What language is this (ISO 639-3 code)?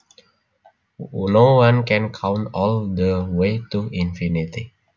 jav